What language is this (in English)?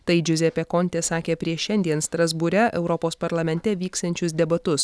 Lithuanian